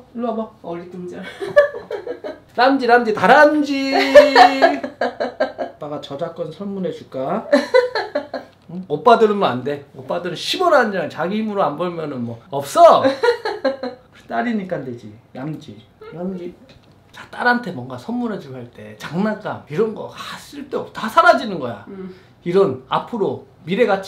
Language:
Korean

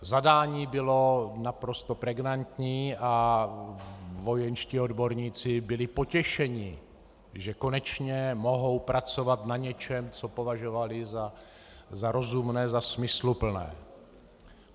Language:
Czech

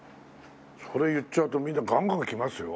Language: Japanese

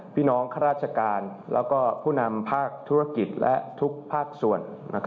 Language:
Thai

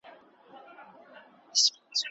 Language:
Pashto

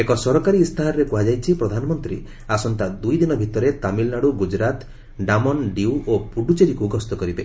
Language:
Odia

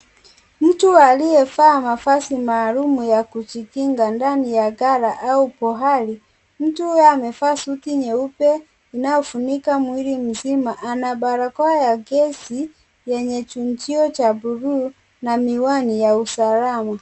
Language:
Swahili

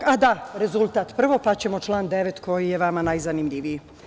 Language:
Serbian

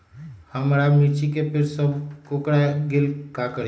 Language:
Magahi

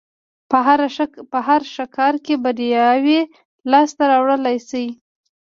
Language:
Pashto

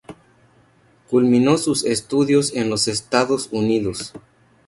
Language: Spanish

